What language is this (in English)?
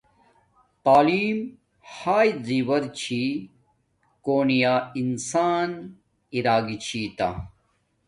Domaaki